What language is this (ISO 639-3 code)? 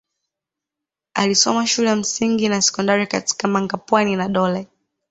swa